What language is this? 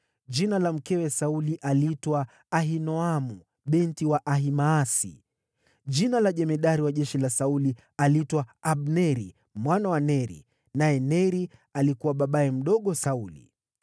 Swahili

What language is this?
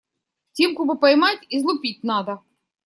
Russian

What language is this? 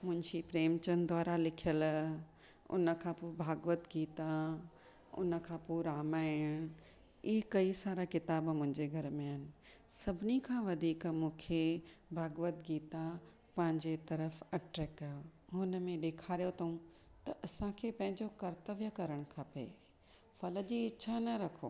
Sindhi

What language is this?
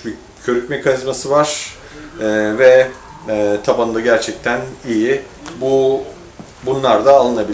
Turkish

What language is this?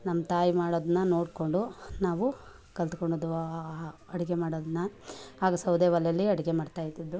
Kannada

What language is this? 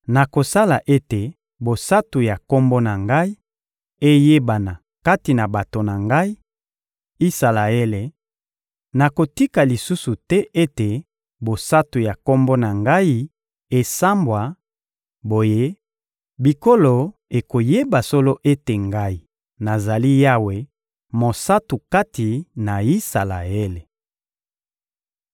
Lingala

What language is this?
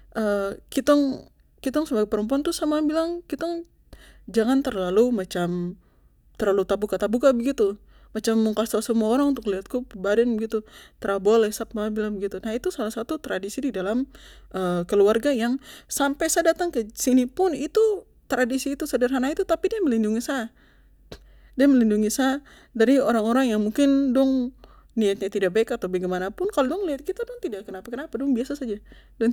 Papuan Malay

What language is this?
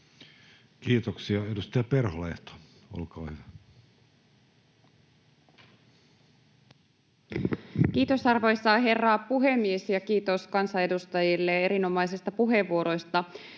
Finnish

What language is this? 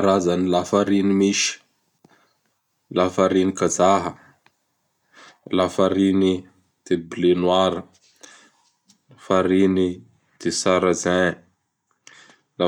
Bara Malagasy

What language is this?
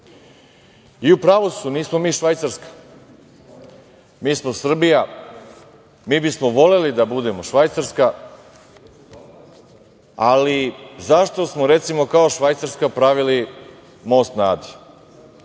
Serbian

